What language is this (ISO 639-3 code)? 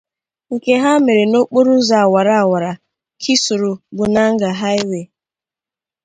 ibo